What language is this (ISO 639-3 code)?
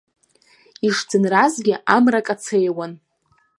abk